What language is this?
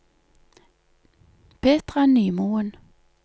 Norwegian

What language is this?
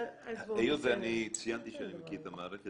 Hebrew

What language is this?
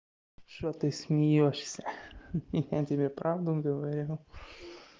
Russian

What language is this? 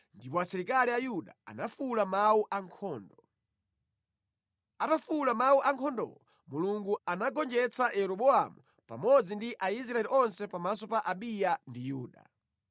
Nyanja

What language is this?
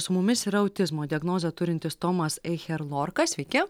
Lithuanian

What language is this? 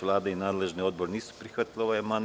Serbian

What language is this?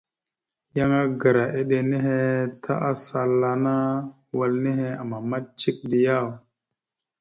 Mada (Cameroon)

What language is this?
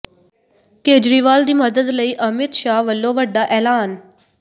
Punjabi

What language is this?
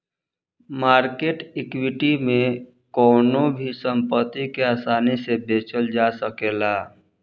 Bhojpuri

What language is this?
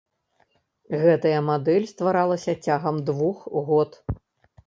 Belarusian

